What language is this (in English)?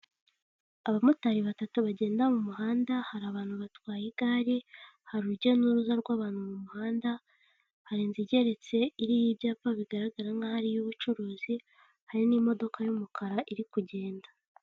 Kinyarwanda